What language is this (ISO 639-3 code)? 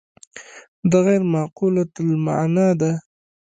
pus